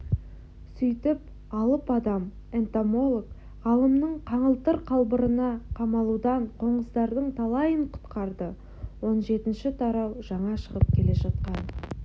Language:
Kazakh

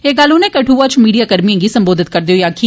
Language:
Dogri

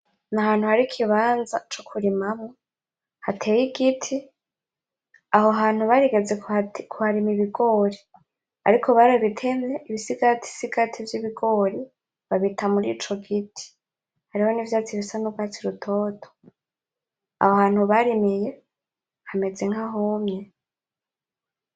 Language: Rundi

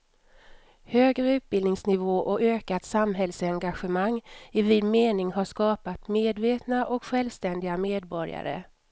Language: Swedish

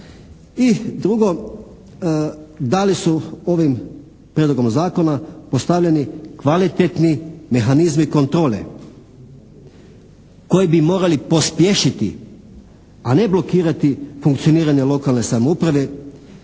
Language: Croatian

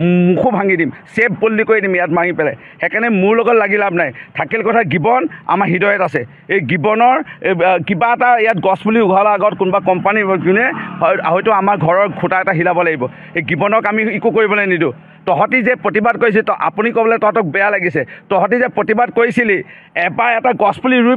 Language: Bangla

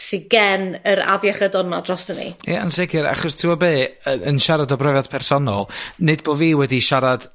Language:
Welsh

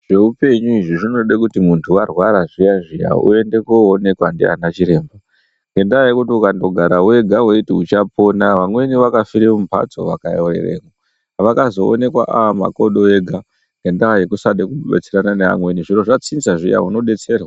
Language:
Ndau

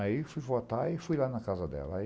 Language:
Portuguese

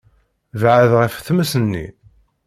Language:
Kabyle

